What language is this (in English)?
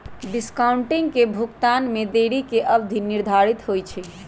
Magahi